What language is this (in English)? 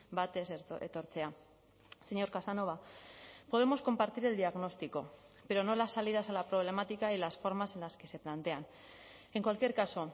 Spanish